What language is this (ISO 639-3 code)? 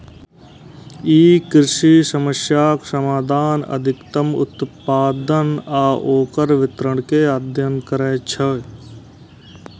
mai